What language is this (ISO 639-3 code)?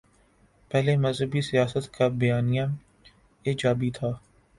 urd